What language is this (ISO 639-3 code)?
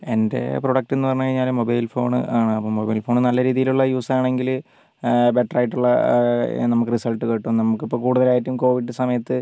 mal